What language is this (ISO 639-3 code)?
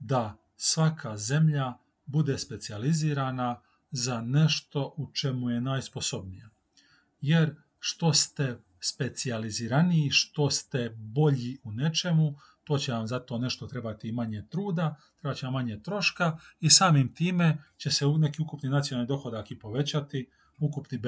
hrv